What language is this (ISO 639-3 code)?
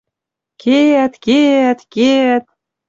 mrj